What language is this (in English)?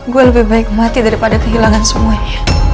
Indonesian